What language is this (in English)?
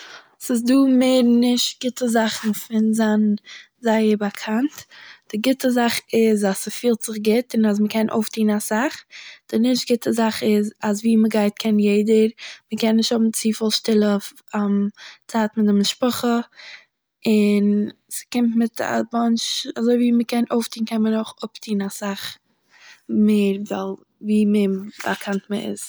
Yiddish